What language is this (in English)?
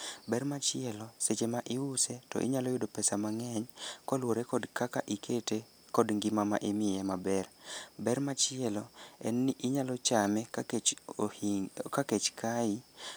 Luo (Kenya and Tanzania)